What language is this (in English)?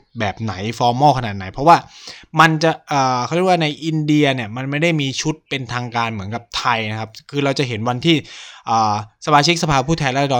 Thai